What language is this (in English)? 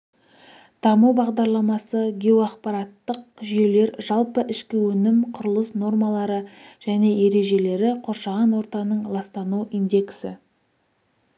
Kazakh